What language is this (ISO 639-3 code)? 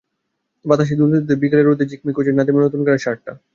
ben